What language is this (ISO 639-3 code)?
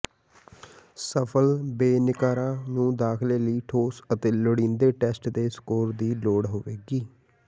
pan